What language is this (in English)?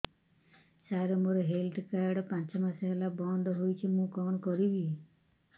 Odia